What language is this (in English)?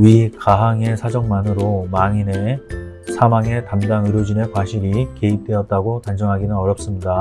Korean